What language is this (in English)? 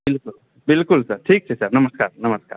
Maithili